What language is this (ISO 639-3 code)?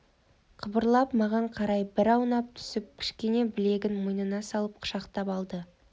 kaz